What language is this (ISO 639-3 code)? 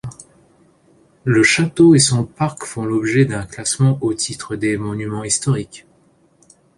fra